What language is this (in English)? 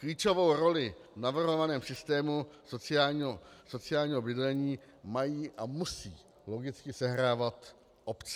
Czech